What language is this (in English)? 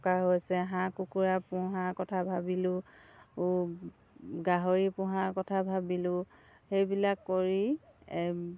Assamese